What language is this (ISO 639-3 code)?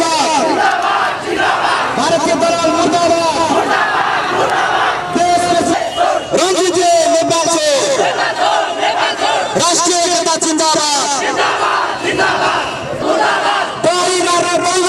ara